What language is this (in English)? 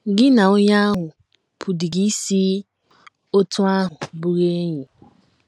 Igbo